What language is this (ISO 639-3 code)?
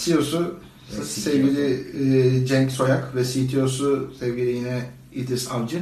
tur